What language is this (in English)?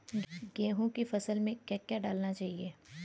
Hindi